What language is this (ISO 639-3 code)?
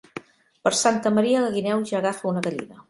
cat